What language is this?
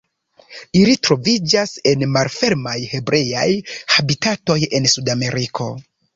Esperanto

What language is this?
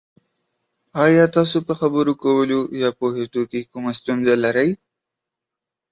Pashto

